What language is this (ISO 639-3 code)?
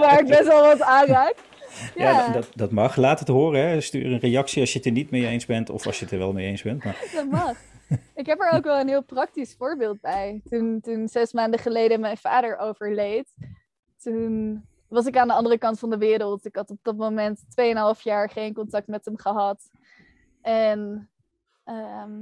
nld